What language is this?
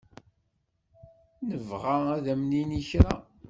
Kabyle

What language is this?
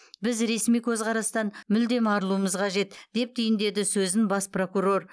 Kazakh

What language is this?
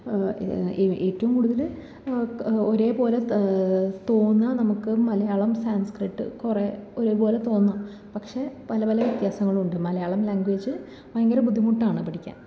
Malayalam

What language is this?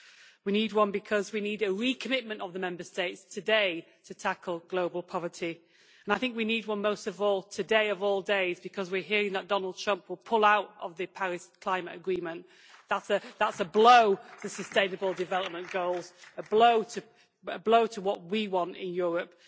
English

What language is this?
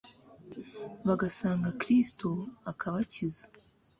Kinyarwanda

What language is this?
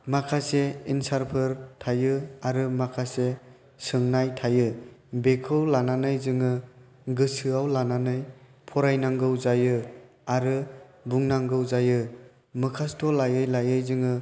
Bodo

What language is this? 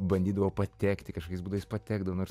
Lithuanian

